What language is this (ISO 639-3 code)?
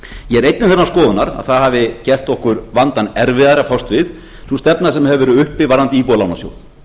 isl